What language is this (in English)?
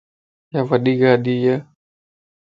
Lasi